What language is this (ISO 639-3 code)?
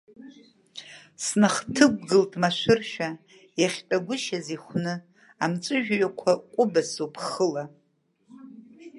abk